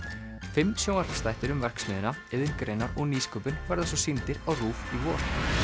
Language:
Icelandic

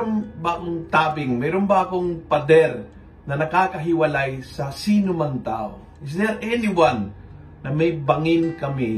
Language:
Filipino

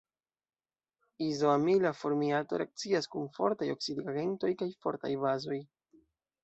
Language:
Esperanto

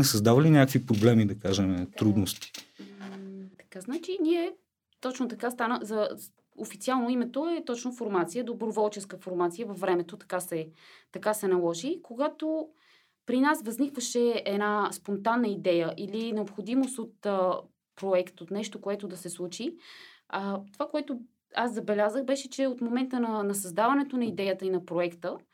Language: Bulgarian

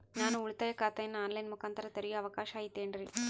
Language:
Kannada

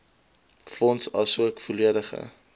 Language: Afrikaans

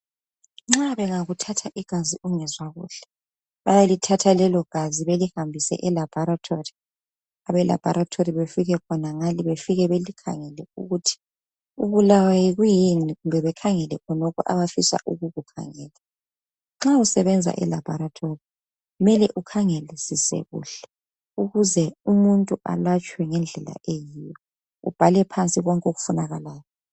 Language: North Ndebele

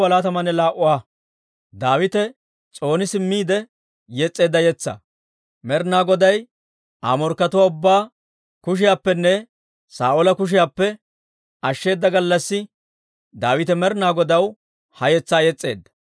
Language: Dawro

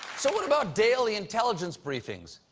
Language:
English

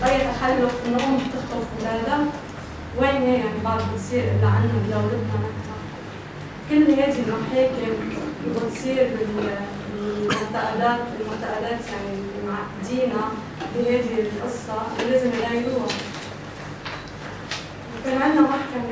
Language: Arabic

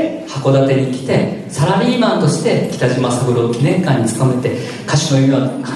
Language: Japanese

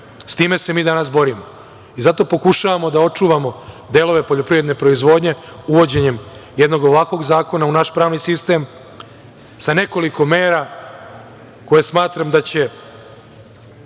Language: Serbian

